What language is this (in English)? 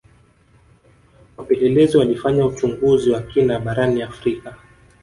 Swahili